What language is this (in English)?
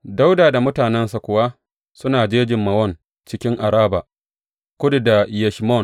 Hausa